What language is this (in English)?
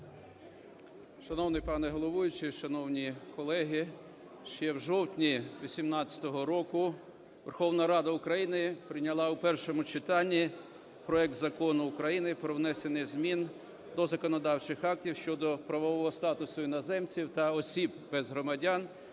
Ukrainian